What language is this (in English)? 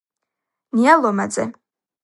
Georgian